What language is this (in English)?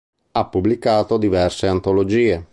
Italian